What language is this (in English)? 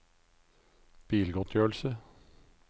Norwegian